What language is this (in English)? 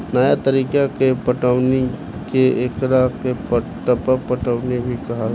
Bhojpuri